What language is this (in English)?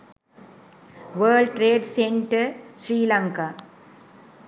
Sinhala